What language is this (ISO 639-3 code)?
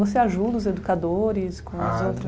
por